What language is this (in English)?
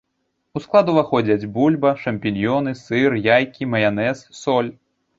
Belarusian